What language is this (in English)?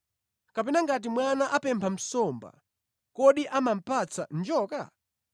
Nyanja